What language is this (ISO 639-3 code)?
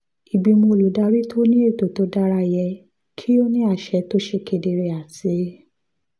yor